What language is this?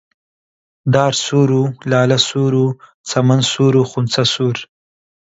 Central Kurdish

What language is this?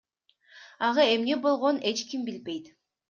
Kyrgyz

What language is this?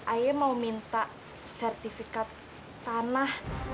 Indonesian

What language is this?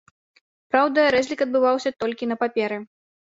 Belarusian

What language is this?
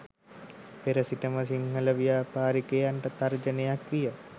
Sinhala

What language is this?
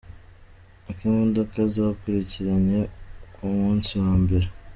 Kinyarwanda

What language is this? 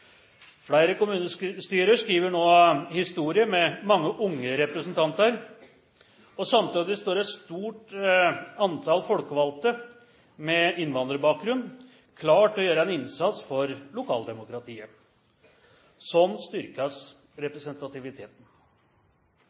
Norwegian Nynorsk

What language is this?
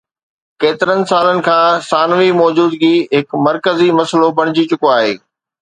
Sindhi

